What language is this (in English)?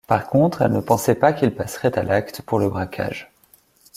French